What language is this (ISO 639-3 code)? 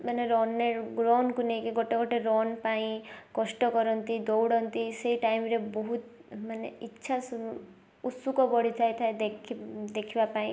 ori